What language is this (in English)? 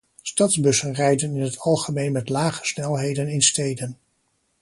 Dutch